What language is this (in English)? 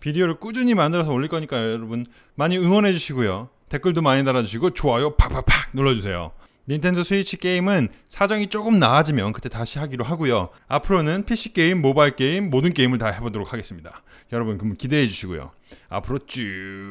Korean